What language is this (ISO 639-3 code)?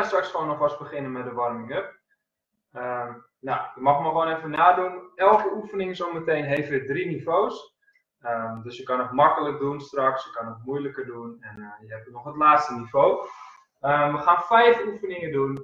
nld